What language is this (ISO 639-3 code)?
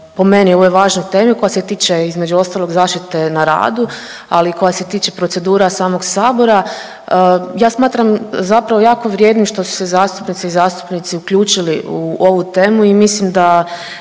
hrv